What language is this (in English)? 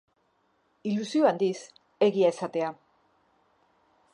Basque